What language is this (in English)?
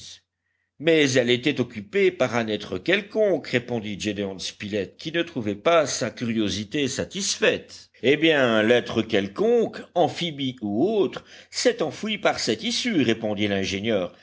French